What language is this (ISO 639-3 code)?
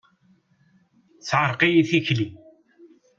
kab